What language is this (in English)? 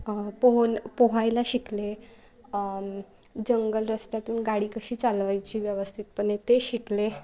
Marathi